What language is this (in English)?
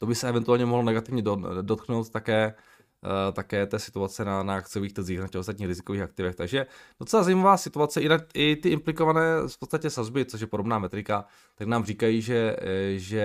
Czech